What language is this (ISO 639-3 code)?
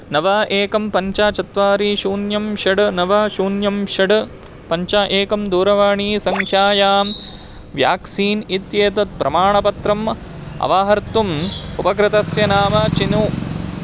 san